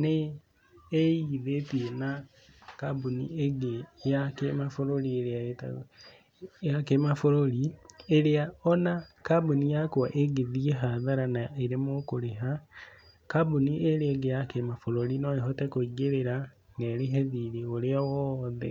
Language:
Kikuyu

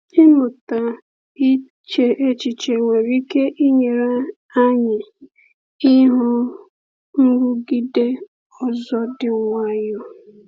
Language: Igbo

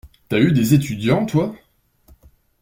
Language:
French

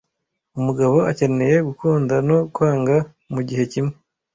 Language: Kinyarwanda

